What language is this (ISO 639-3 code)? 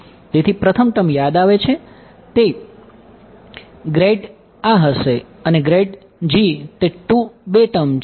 guj